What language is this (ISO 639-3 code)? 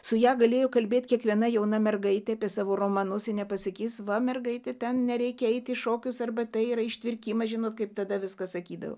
lit